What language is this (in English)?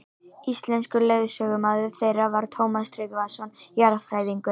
Icelandic